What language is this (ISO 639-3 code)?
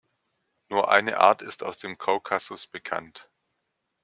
deu